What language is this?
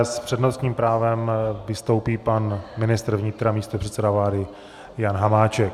Czech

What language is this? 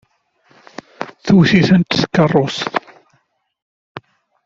Kabyle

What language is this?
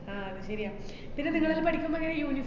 Malayalam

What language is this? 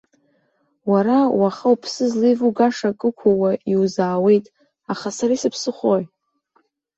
Abkhazian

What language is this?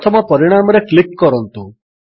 Odia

